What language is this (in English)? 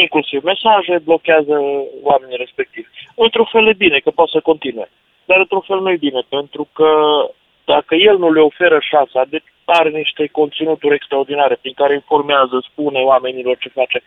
Romanian